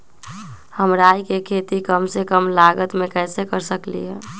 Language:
Magahi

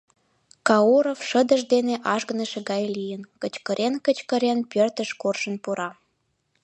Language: Mari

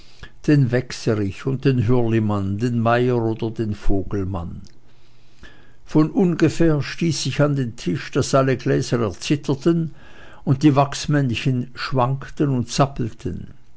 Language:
German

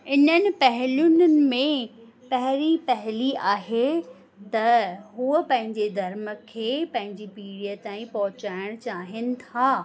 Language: Sindhi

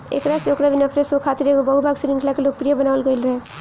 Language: Bhojpuri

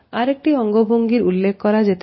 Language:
Bangla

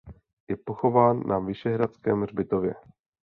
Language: Czech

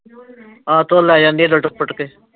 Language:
Punjabi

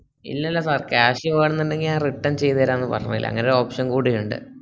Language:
Malayalam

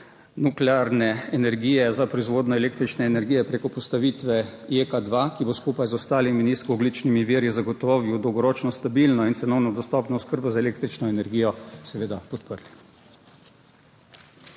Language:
Slovenian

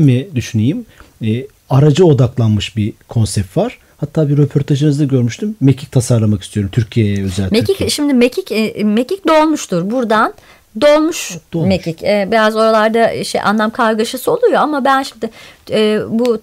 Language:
Turkish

